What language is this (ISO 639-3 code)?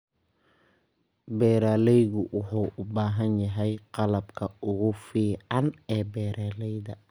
som